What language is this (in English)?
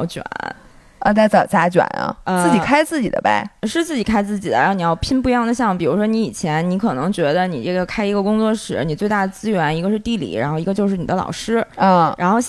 Chinese